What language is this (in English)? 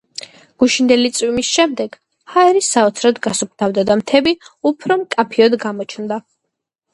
Georgian